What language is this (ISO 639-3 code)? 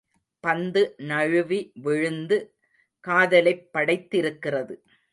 tam